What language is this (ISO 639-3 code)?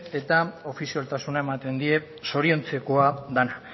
eus